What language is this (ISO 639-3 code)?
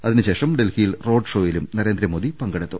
mal